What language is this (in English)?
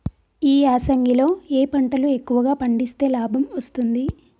Telugu